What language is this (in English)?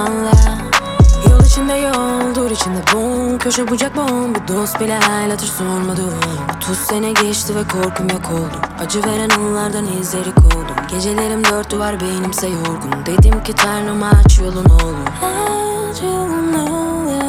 Turkish